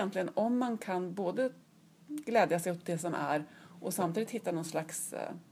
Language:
Swedish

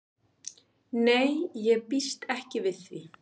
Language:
Icelandic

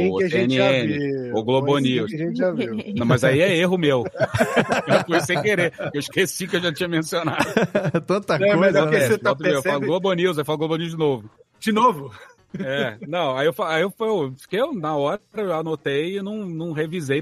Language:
Portuguese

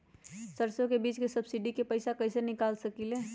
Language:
Magahi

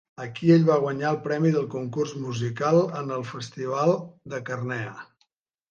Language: Catalan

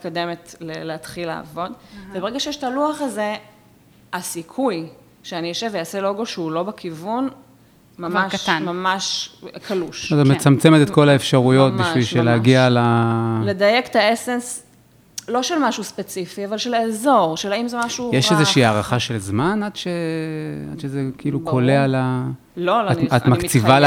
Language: Hebrew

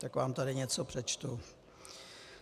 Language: Czech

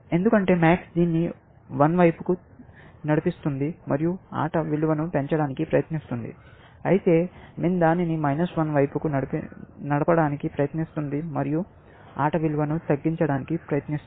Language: Telugu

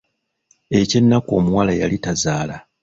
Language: Ganda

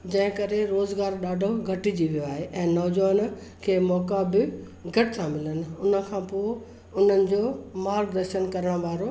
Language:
Sindhi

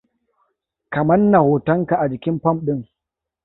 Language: Hausa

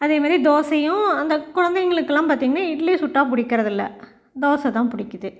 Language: Tamil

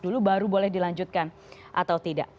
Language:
Indonesian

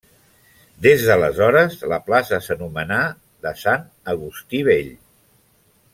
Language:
Catalan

